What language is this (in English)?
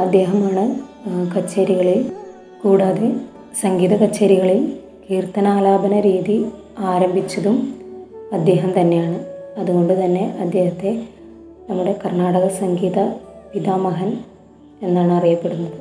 Malayalam